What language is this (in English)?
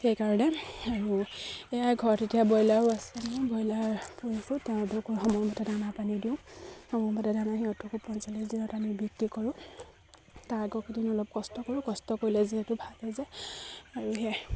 Assamese